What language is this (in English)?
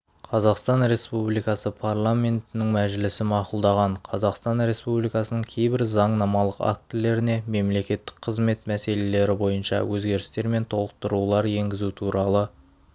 Kazakh